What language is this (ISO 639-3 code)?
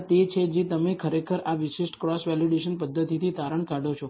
guj